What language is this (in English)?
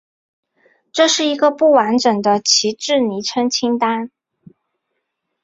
Chinese